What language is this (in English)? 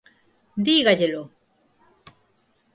Galician